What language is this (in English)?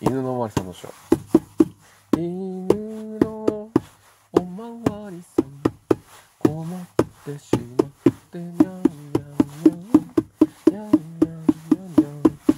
Japanese